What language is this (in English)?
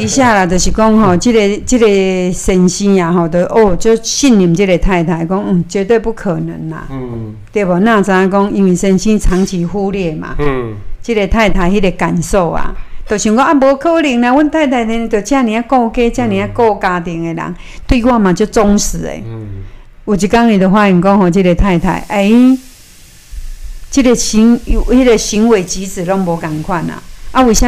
Chinese